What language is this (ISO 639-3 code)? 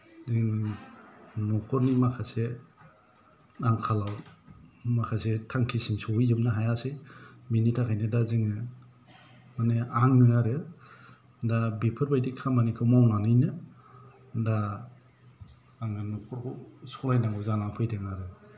brx